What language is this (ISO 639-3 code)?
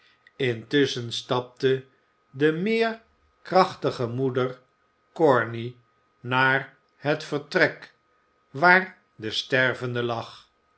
nld